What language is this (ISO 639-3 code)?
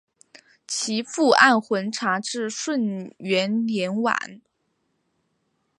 zho